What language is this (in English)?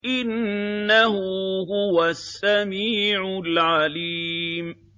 Arabic